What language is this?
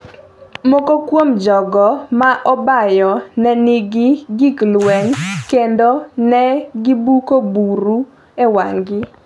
Luo (Kenya and Tanzania)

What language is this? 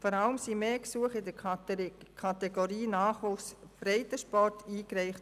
Swiss German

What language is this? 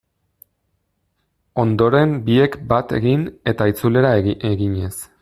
Basque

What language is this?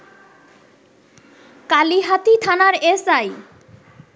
Bangla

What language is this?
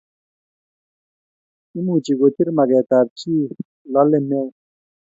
Kalenjin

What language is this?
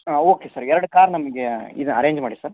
Kannada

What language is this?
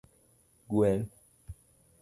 Luo (Kenya and Tanzania)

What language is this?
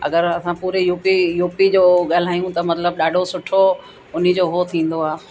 Sindhi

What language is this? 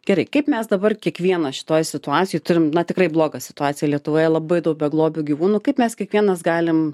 Lithuanian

